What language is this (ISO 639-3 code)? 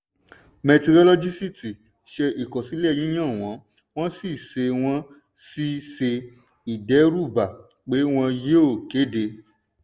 yor